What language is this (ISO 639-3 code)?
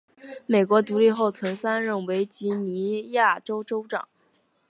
zho